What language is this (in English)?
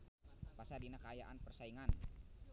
Sundanese